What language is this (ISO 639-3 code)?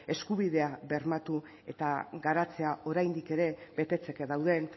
eus